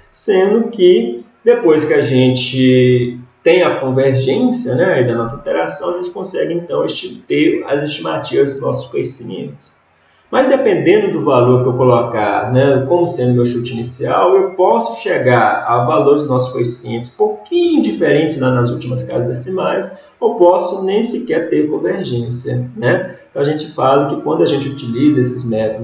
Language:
Portuguese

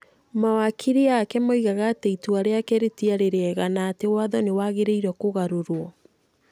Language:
Kikuyu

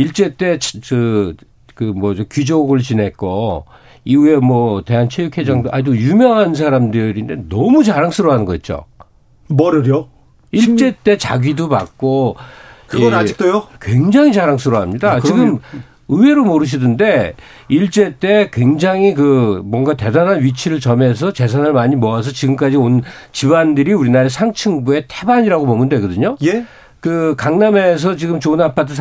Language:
Korean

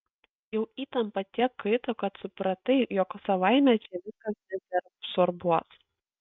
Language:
Lithuanian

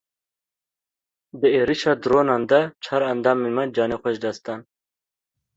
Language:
Kurdish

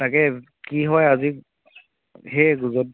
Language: Assamese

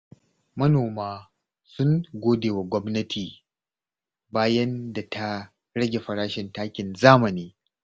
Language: Hausa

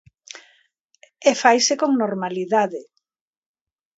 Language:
Galician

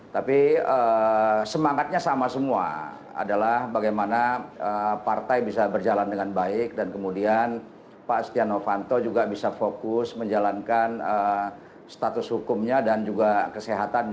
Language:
Indonesian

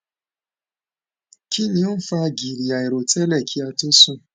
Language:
Yoruba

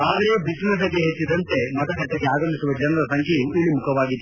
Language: Kannada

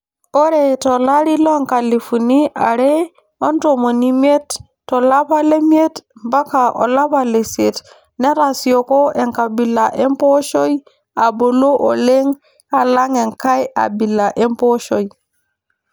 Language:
Masai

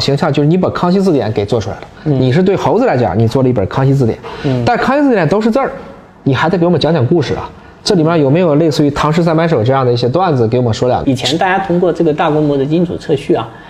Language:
Chinese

